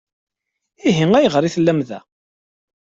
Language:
Kabyle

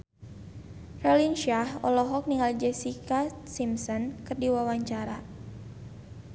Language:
Sundanese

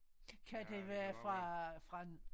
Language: Danish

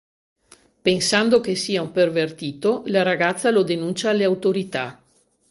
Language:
Italian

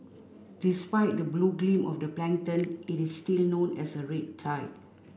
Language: English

